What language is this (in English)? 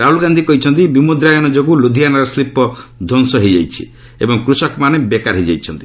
Odia